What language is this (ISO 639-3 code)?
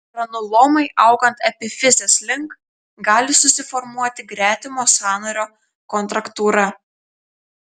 lit